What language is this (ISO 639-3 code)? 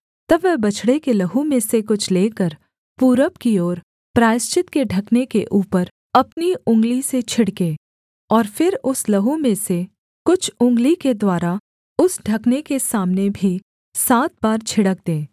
hin